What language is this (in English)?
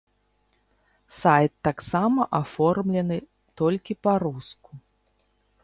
Belarusian